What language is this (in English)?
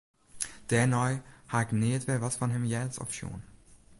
Western Frisian